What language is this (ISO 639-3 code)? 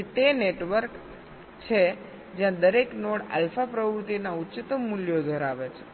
guj